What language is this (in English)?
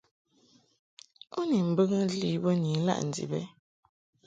Mungaka